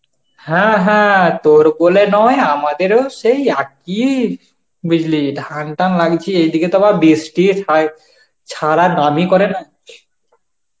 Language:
Bangla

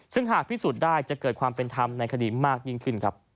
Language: Thai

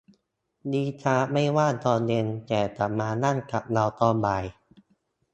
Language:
Thai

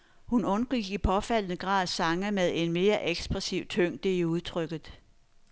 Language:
Danish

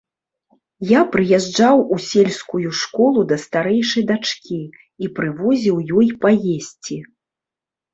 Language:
Belarusian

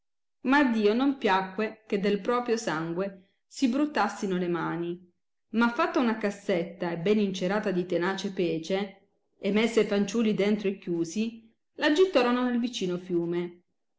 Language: Italian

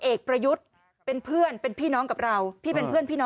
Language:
Thai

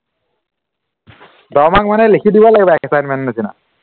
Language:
Assamese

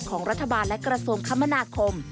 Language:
Thai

